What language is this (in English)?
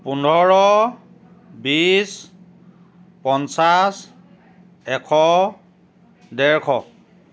Assamese